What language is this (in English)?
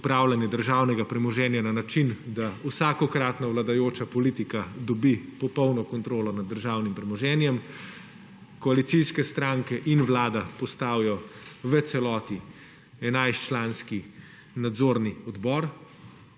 Slovenian